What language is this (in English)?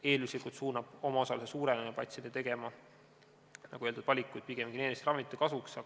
Estonian